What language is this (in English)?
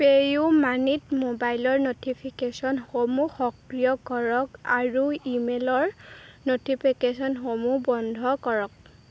Assamese